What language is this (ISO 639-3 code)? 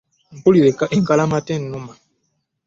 lug